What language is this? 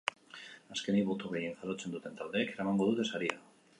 Basque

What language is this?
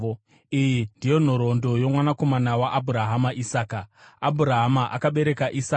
Shona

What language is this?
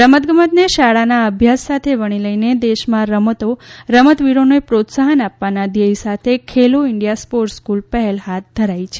Gujarati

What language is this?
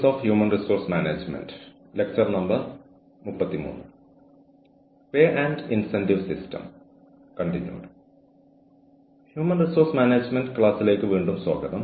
Malayalam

